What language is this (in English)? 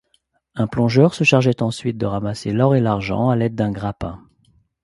French